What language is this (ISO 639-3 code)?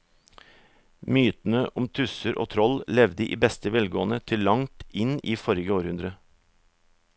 nor